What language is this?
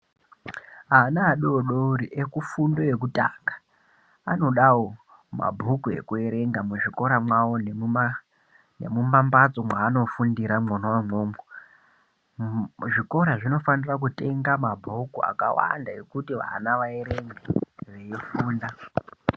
Ndau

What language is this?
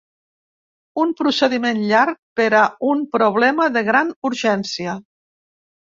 Catalan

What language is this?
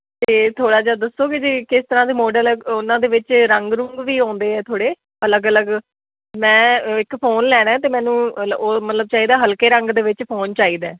Punjabi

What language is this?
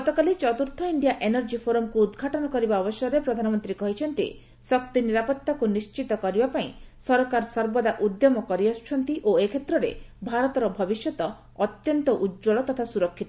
Odia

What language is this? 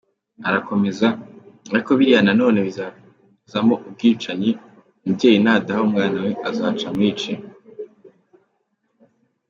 Kinyarwanda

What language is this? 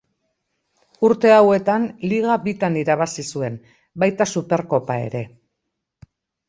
Basque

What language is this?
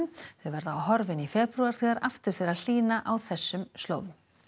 Icelandic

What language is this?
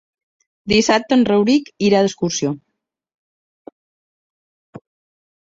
Catalan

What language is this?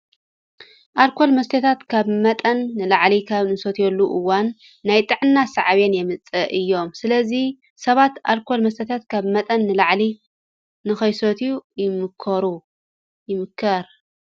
Tigrinya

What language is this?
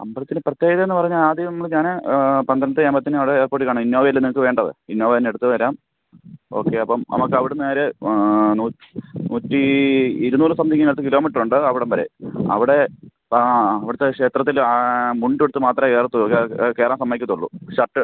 Malayalam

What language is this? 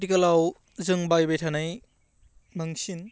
Bodo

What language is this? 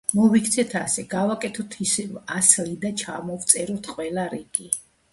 Georgian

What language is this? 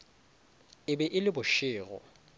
Northern Sotho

